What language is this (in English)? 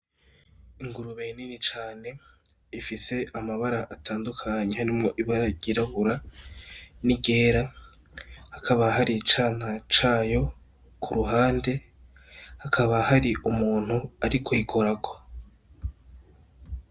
Rundi